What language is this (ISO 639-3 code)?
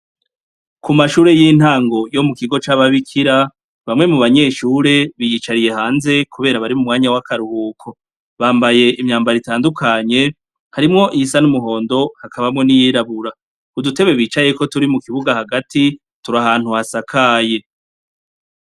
run